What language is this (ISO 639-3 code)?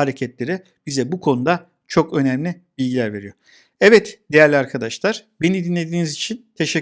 tur